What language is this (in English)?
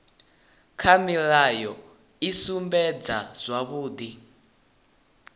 Venda